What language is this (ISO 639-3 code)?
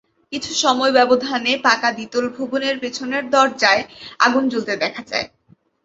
ben